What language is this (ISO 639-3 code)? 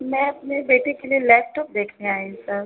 urd